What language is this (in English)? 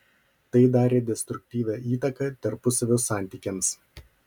Lithuanian